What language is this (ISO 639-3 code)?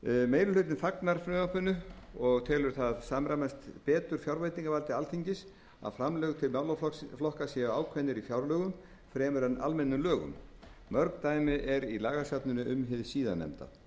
isl